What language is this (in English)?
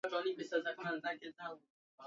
Swahili